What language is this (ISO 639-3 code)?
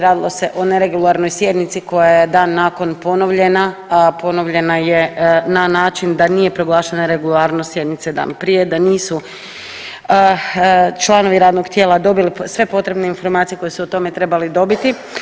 hrv